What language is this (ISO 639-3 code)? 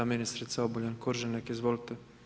hrv